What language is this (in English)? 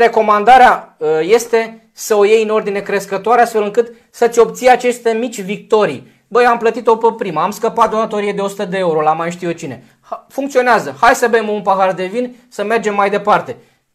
Romanian